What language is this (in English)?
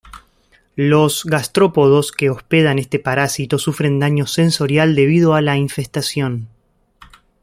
Spanish